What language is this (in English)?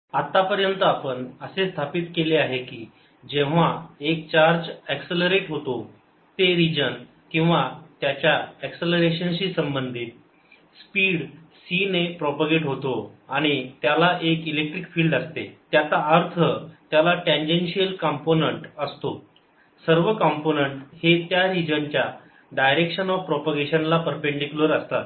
Marathi